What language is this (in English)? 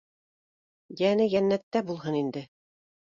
Bashkir